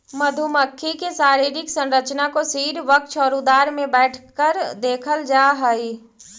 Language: Magahi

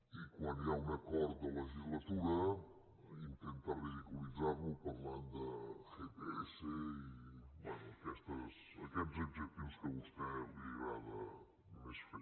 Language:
Catalan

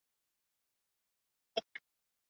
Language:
Chinese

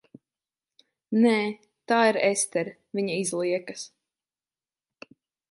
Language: Latvian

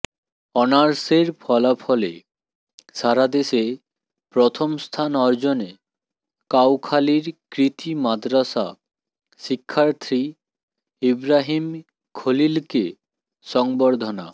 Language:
Bangla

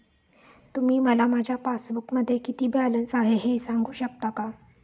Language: Marathi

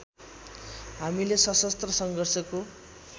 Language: Nepali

